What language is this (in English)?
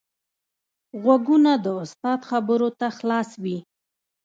Pashto